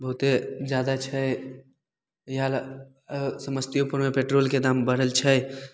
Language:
Maithili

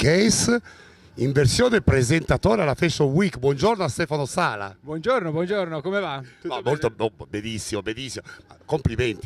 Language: Italian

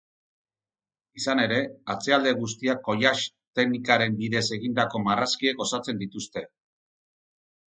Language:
Basque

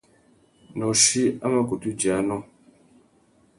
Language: Tuki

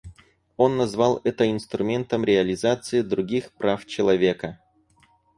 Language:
Russian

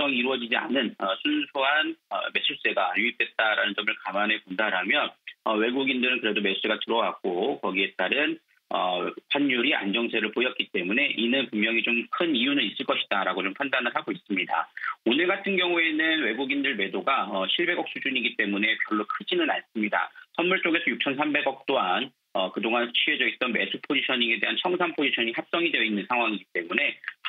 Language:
Korean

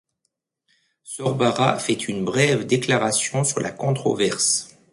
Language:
French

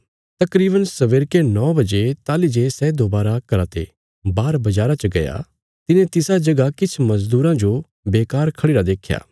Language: Bilaspuri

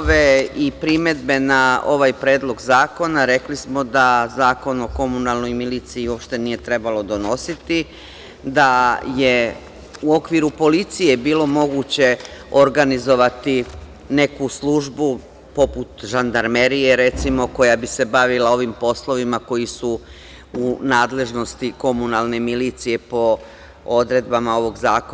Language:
Serbian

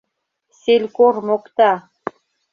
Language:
Mari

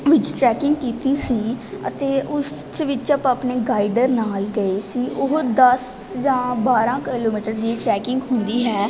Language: Punjabi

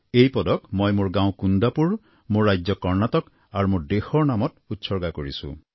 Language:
Assamese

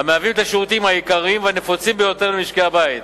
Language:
Hebrew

